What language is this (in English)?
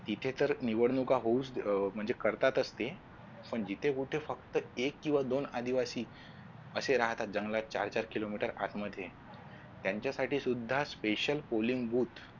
Marathi